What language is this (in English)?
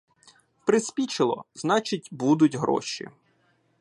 Ukrainian